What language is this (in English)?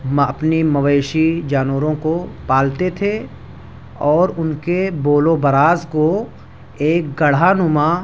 Urdu